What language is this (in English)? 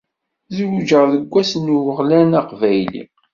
Kabyle